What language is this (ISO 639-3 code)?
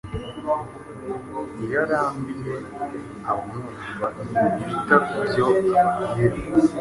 kin